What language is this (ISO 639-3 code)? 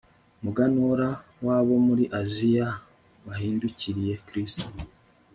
kin